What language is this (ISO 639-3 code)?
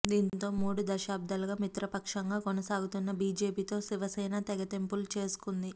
tel